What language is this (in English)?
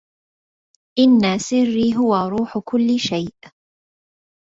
Arabic